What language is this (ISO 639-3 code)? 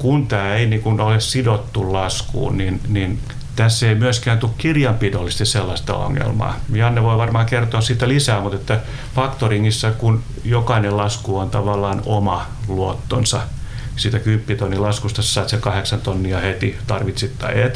fin